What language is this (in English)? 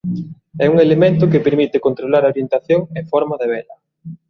Galician